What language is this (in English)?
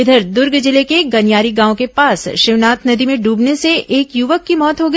Hindi